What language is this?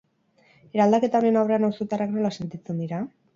Basque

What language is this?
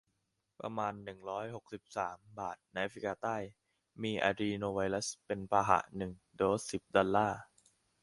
Thai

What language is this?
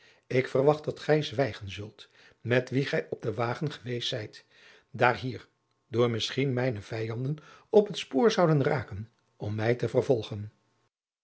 Dutch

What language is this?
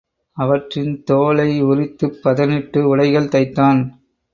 Tamil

